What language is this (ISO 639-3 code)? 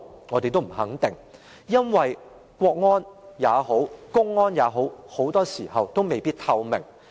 yue